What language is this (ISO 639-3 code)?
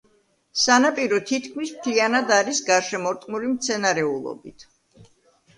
kat